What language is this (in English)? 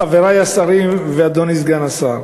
Hebrew